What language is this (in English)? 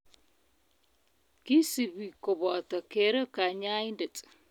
Kalenjin